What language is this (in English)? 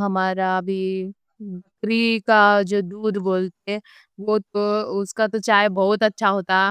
Deccan